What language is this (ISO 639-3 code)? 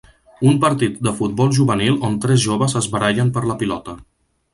cat